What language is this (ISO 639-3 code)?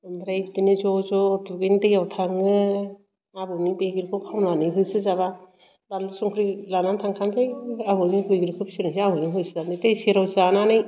brx